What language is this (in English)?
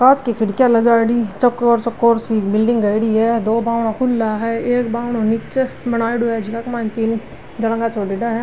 Marwari